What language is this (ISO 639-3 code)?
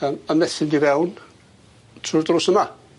cym